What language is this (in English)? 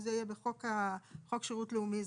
Hebrew